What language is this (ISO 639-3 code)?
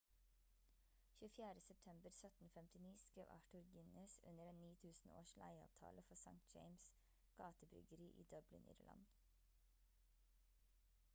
nob